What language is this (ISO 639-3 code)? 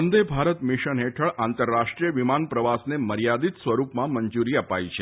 guj